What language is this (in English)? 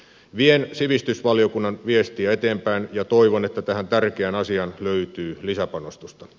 Finnish